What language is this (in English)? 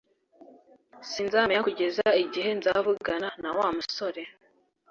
Kinyarwanda